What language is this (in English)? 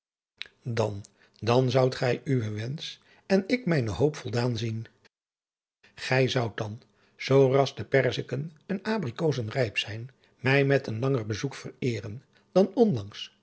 Dutch